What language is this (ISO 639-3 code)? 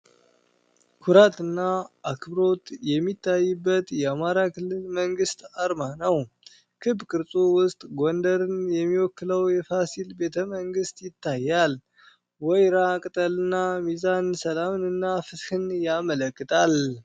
amh